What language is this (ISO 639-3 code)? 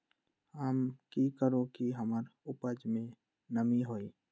mag